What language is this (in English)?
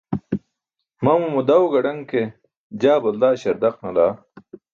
Burushaski